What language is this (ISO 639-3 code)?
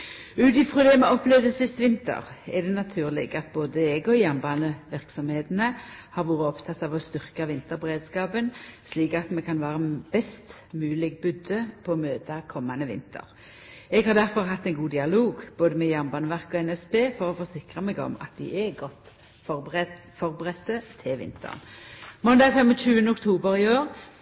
nno